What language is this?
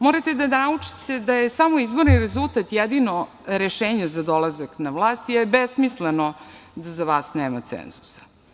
Serbian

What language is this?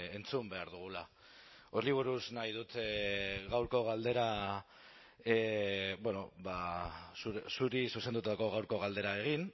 Basque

